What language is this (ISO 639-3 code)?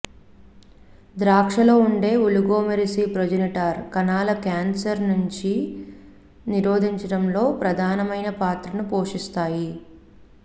tel